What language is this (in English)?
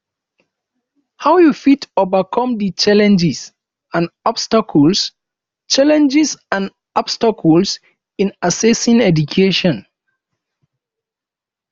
Nigerian Pidgin